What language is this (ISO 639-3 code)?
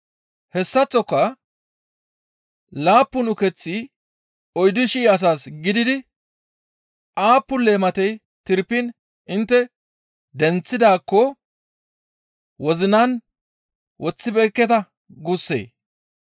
gmv